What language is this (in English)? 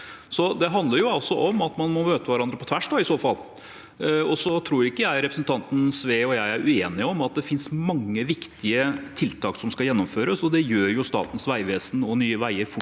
Norwegian